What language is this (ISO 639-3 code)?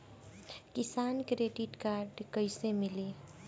bho